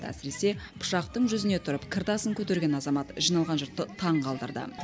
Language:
Kazakh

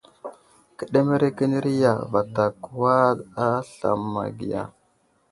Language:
Wuzlam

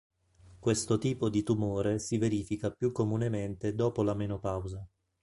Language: Italian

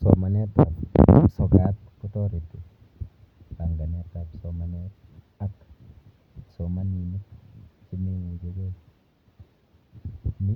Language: Kalenjin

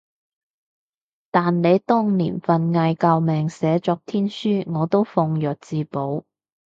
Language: Cantonese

